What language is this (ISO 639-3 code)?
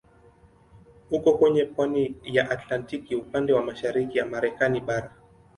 swa